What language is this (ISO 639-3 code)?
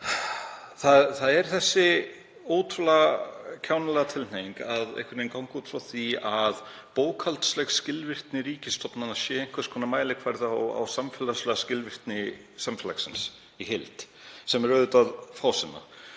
isl